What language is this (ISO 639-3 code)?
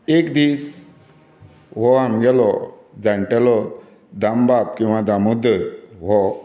kok